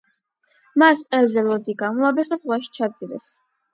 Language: Georgian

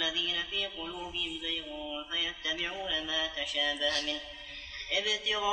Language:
Arabic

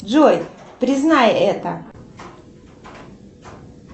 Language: Russian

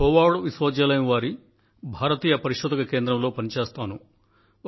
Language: Telugu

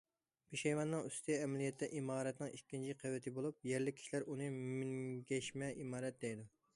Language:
Uyghur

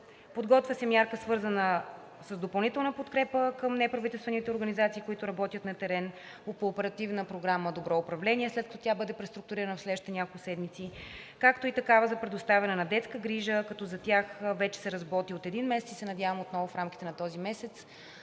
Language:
Bulgarian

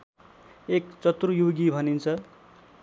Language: Nepali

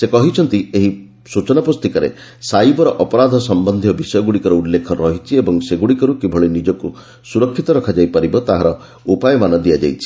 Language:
Odia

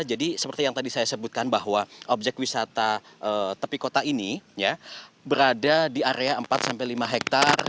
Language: Indonesian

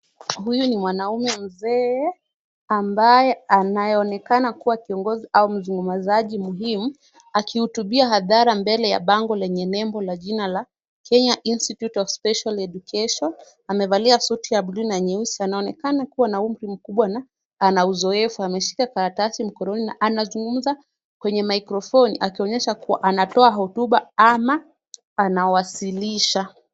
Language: Swahili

